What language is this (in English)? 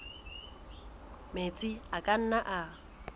Southern Sotho